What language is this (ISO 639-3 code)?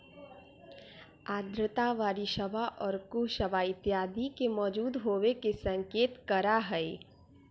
mag